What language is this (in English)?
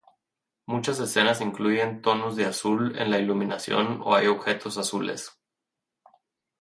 Spanish